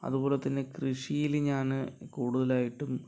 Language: Malayalam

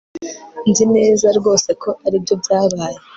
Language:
Kinyarwanda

